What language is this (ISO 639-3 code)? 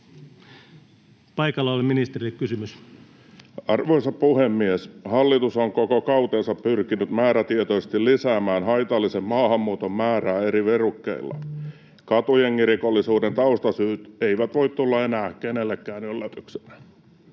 fin